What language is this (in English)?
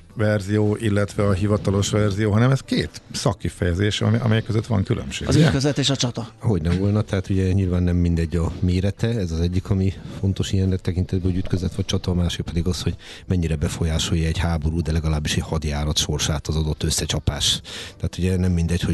Hungarian